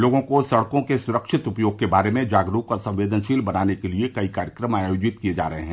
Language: Hindi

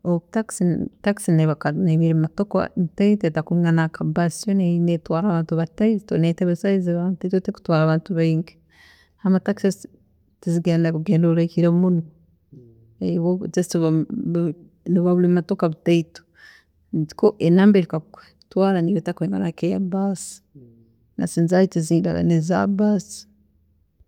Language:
Tooro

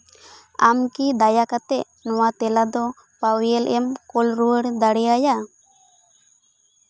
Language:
Santali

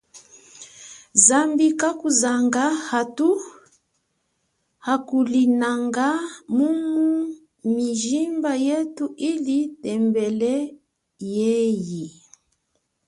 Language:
Chokwe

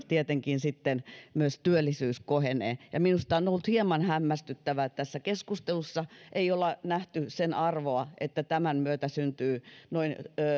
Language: Finnish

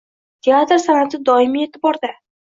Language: Uzbek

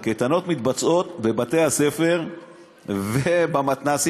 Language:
Hebrew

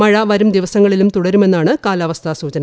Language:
Malayalam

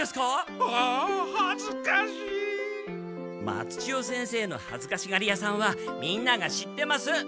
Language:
Japanese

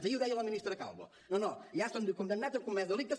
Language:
Catalan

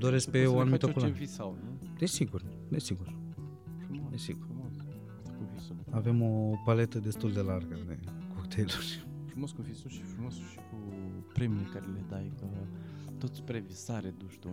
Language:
Romanian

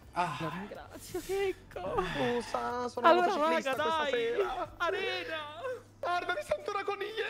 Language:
Italian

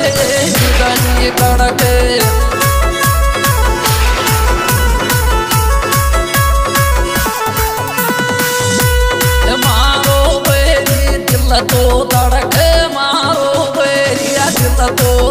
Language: Arabic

